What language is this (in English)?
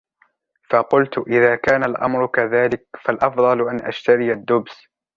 Arabic